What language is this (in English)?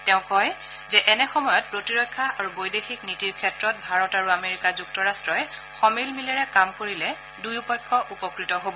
Assamese